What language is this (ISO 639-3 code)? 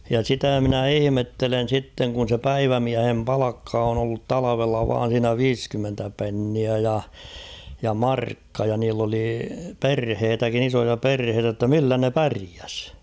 fin